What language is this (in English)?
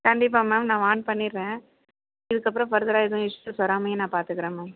Tamil